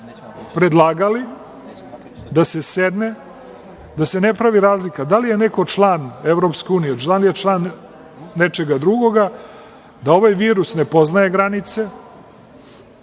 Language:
Serbian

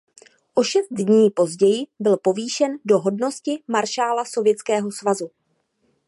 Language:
Czech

